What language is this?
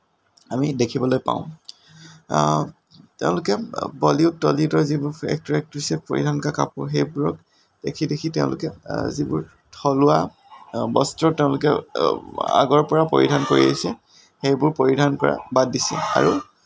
Assamese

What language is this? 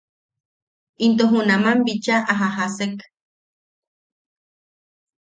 Yaqui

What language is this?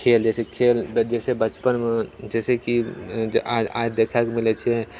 Maithili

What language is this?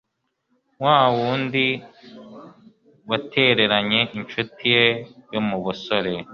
Kinyarwanda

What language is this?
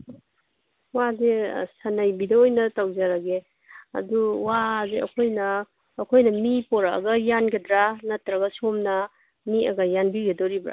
Manipuri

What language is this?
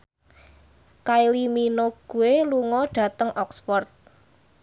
Javanese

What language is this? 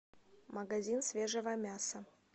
Russian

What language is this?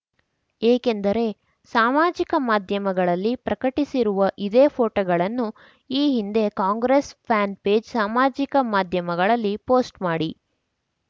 Kannada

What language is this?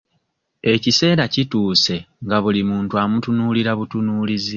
Ganda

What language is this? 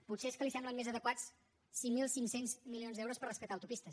Catalan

